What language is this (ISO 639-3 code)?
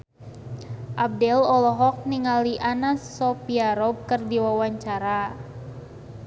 sun